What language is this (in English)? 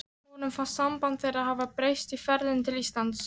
Icelandic